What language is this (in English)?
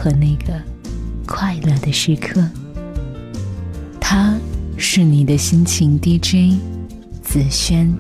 Chinese